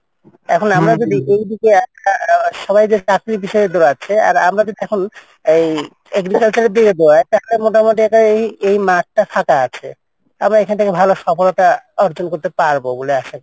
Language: Bangla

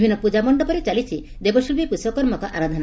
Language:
Odia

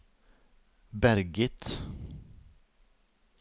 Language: Norwegian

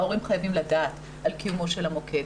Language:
Hebrew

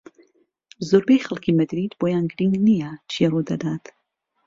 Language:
Central Kurdish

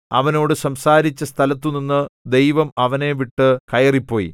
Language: Malayalam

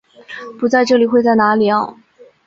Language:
Chinese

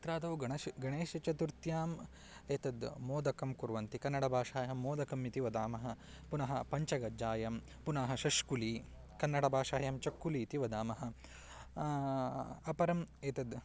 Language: Sanskrit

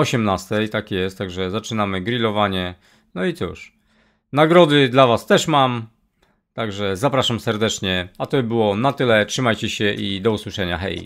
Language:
Polish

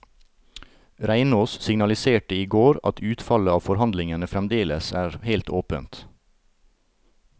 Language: Norwegian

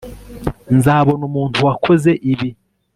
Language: Kinyarwanda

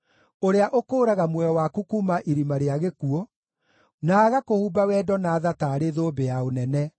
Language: Kikuyu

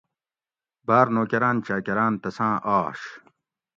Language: Gawri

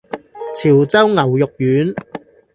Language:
Cantonese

